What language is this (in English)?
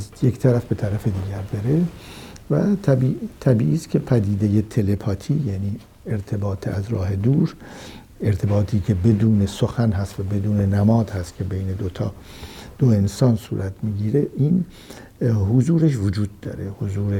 Persian